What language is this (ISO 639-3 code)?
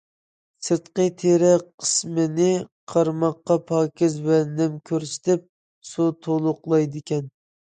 uig